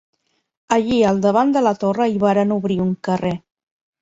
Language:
Catalan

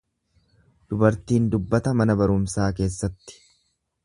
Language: Oromo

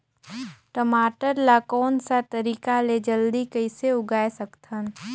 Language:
Chhattisgarhi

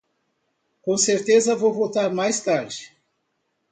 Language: Portuguese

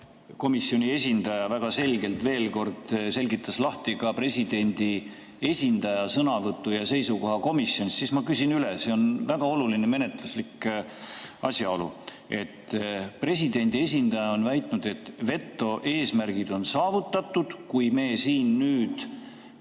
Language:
Estonian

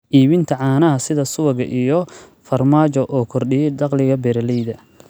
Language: Somali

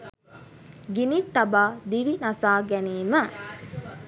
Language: Sinhala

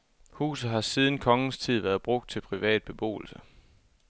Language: Danish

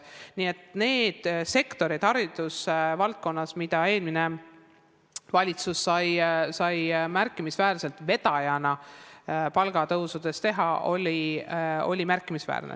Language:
Estonian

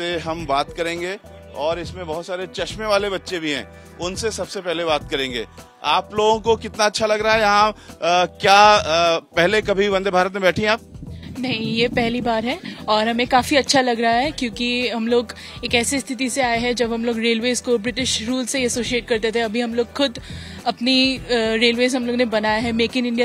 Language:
Hindi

